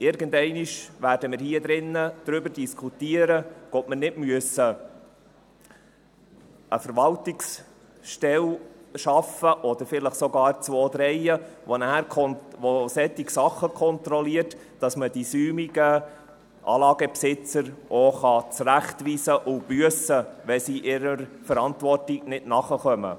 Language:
Swiss German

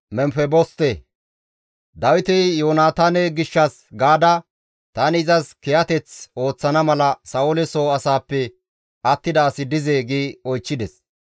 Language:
Gamo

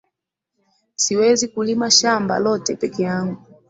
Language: Swahili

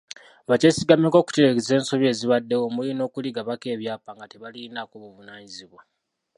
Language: Ganda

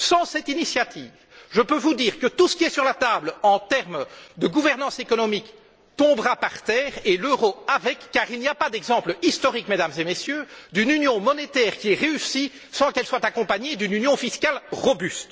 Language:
French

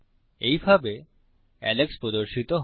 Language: Bangla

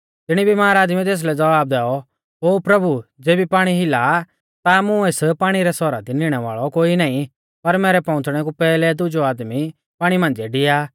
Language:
Mahasu Pahari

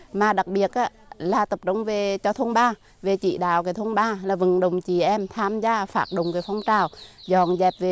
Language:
Vietnamese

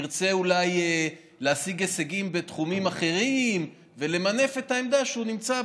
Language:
Hebrew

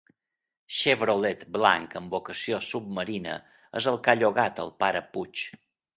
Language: Catalan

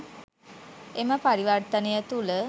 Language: Sinhala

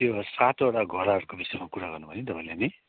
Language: Nepali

